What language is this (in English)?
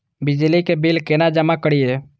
Maithili